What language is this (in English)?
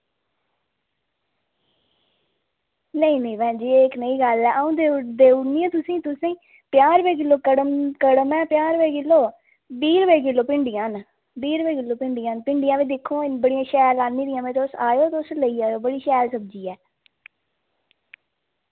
Dogri